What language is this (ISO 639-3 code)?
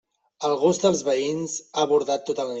cat